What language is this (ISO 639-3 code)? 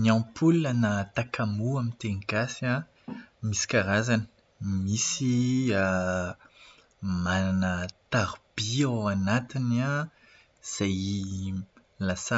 mlg